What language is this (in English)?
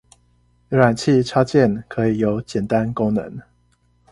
Chinese